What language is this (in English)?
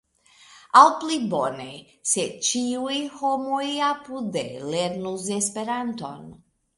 Esperanto